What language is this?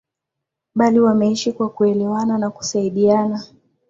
Swahili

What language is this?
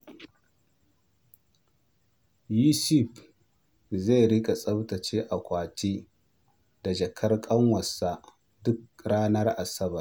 Hausa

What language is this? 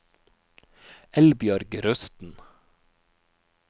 Norwegian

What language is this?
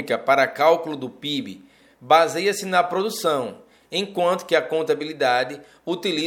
Portuguese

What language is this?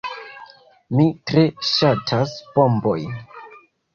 Esperanto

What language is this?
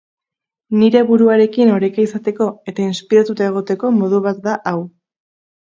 Basque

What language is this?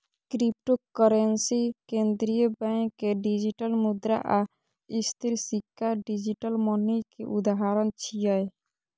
Maithili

